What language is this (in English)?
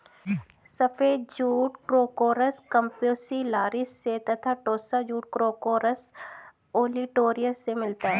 Hindi